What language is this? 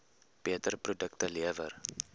Afrikaans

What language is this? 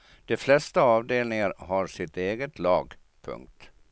Swedish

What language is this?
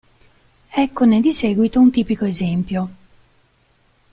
Italian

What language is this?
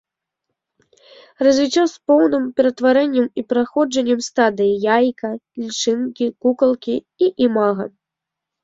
Belarusian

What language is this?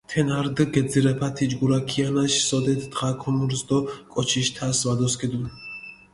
Mingrelian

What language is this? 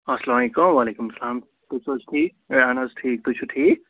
Kashmiri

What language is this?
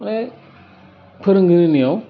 Bodo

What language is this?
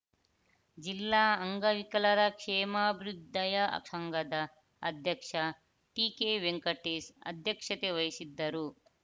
Kannada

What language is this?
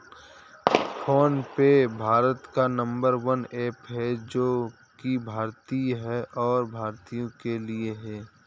Hindi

